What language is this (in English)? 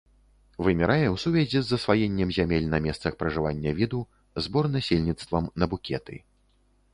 Belarusian